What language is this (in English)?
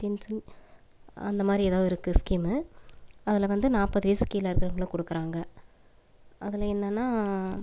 Tamil